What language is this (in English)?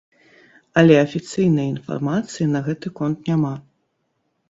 Belarusian